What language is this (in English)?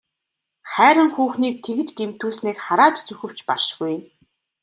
Mongolian